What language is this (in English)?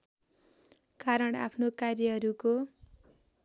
Nepali